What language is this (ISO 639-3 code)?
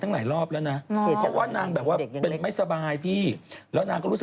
tha